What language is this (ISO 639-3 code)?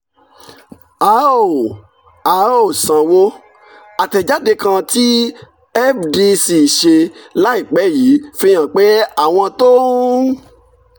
yor